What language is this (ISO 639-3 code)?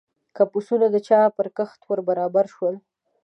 pus